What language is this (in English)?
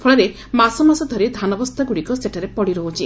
Odia